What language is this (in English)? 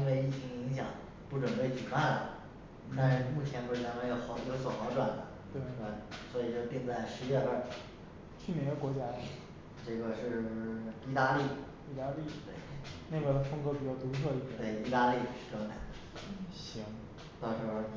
Chinese